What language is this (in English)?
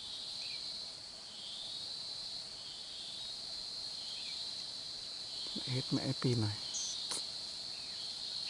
Vietnamese